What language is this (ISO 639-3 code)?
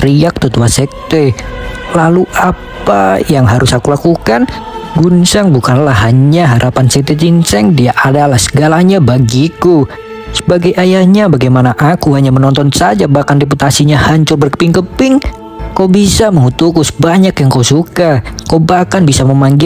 ind